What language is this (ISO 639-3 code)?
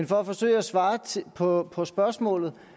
dan